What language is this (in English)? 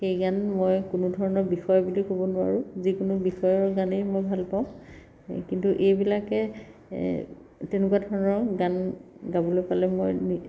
Assamese